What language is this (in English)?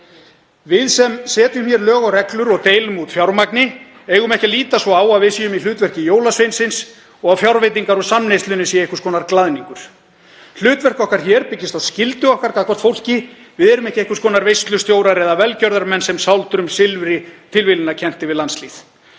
Icelandic